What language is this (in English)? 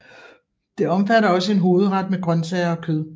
Danish